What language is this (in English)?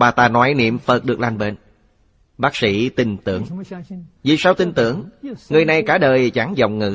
Vietnamese